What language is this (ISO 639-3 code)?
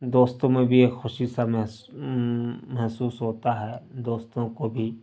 urd